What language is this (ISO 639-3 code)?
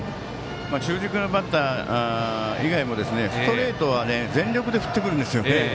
jpn